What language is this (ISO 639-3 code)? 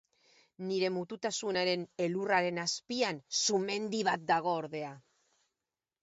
eus